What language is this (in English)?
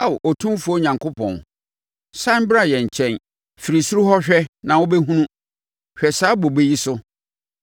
Akan